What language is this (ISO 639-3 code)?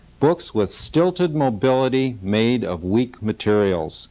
eng